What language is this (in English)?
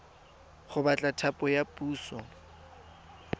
Tswana